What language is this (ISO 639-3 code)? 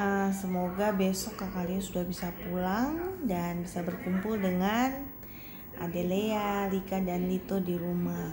ind